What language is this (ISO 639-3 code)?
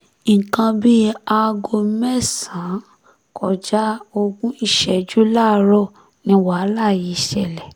yor